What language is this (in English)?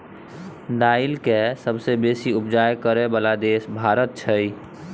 Maithili